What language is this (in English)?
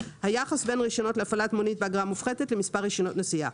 Hebrew